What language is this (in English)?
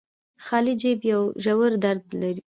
Pashto